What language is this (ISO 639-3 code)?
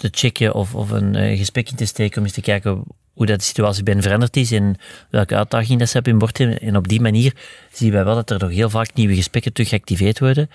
nld